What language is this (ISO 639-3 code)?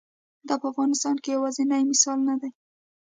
pus